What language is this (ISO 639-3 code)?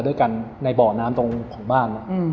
tha